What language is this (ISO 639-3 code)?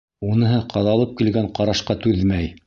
bak